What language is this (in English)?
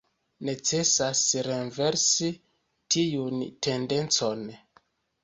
Esperanto